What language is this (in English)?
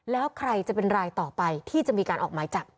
Thai